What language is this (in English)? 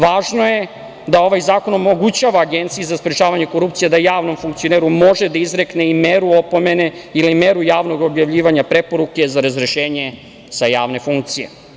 Serbian